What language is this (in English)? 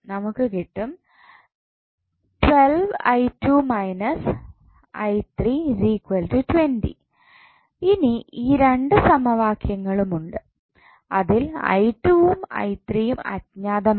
Malayalam